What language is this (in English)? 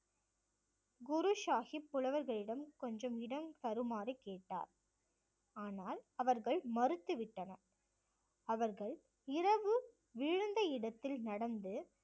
Tamil